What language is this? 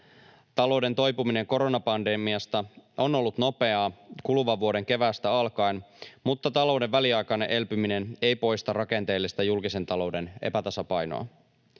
Finnish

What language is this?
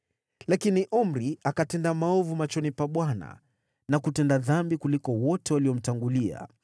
Swahili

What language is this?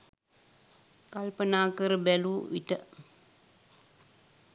Sinhala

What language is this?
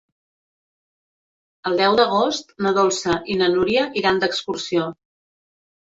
Catalan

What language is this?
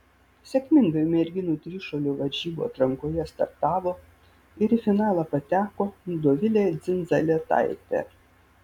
Lithuanian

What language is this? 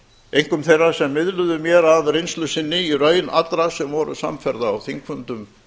Icelandic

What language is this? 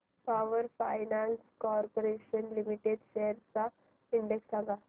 Marathi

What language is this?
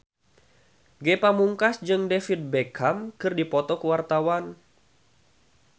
Sundanese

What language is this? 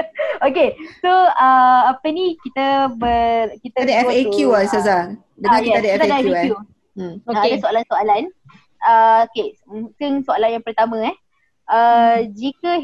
Malay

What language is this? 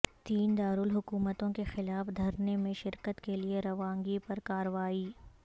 Urdu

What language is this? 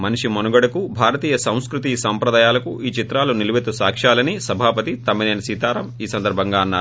Telugu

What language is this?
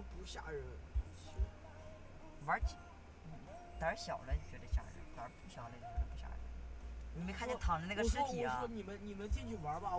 Chinese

